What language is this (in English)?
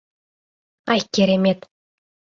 Mari